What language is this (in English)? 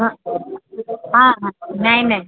Odia